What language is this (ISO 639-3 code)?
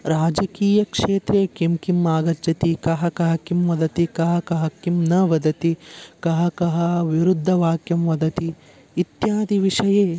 san